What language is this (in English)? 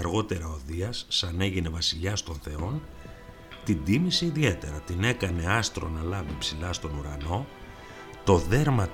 Greek